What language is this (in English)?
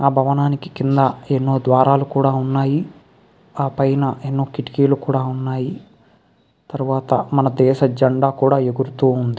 Telugu